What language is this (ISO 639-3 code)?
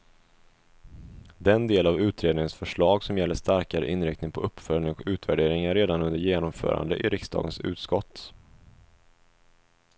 swe